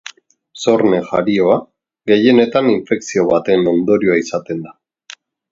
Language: Basque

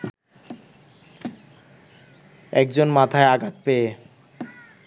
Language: Bangla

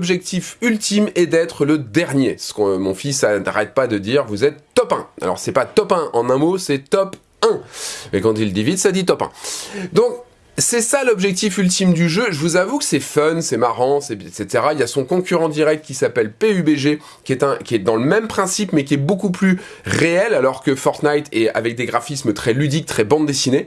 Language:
French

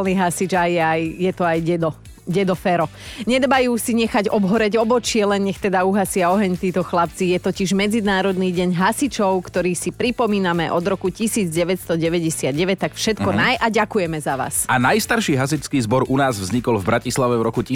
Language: Slovak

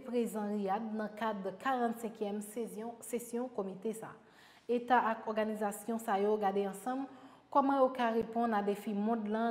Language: French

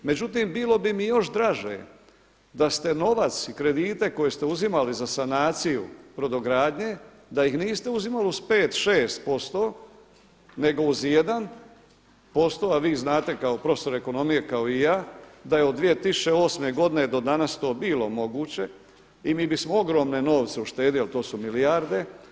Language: Croatian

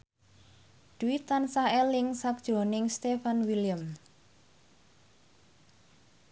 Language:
Javanese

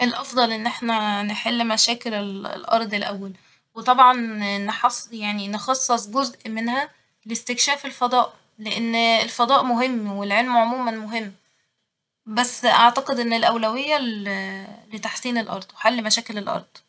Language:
Egyptian Arabic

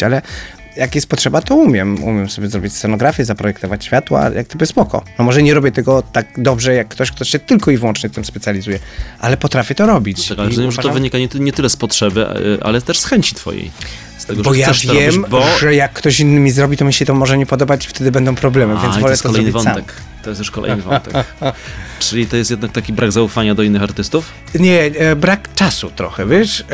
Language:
Polish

